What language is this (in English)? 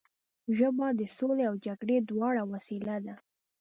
Pashto